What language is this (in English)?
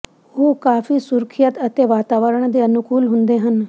Punjabi